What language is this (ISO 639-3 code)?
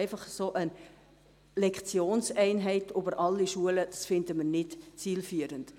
gsw